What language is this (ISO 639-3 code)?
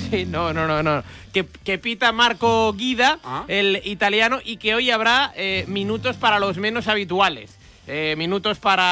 spa